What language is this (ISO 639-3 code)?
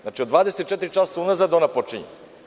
srp